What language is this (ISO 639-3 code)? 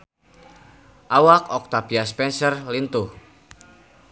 sun